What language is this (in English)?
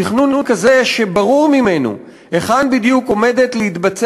Hebrew